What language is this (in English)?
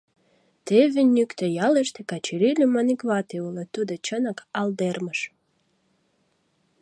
Mari